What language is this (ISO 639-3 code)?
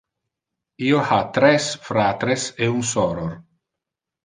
ina